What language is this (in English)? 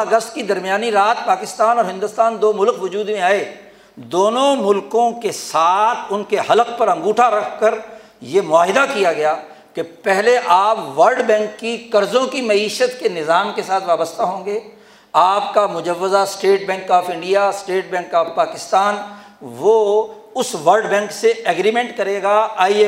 Urdu